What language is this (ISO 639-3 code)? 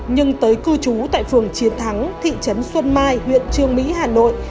vie